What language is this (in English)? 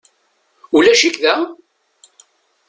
Kabyle